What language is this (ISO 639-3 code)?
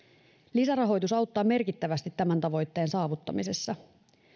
fin